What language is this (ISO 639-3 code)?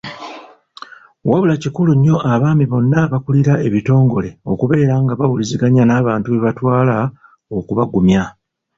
lug